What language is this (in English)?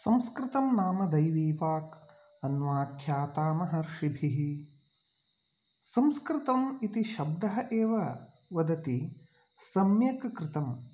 Sanskrit